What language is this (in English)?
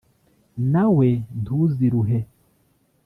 Kinyarwanda